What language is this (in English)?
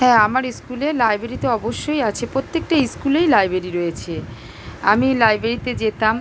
Bangla